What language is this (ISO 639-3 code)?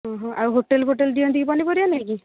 ori